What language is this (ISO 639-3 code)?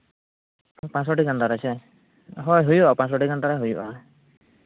sat